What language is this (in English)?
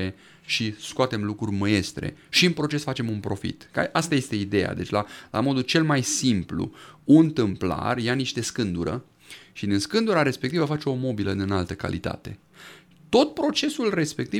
Romanian